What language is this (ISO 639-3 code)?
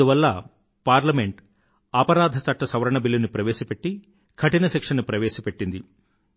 tel